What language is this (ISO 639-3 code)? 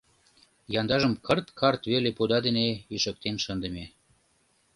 chm